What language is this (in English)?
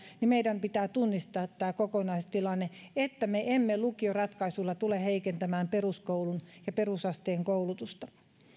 Finnish